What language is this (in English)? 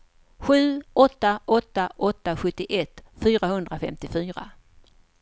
Swedish